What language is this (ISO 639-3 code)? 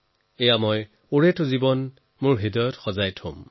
asm